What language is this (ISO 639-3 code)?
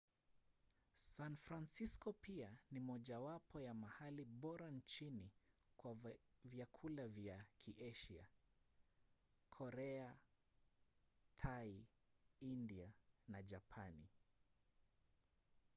swa